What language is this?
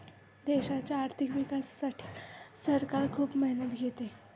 Marathi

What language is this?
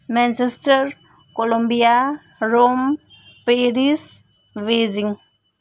Nepali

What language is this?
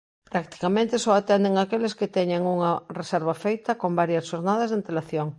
Galician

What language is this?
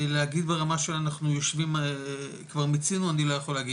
Hebrew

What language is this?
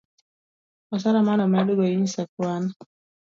Luo (Kenya and Tanzania)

